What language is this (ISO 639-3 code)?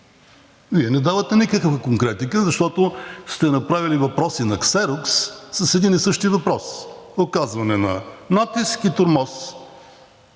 bul